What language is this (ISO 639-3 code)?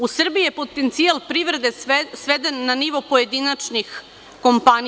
srp